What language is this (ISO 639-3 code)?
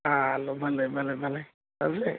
snd